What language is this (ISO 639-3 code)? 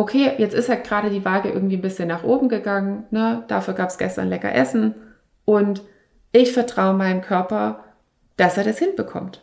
deu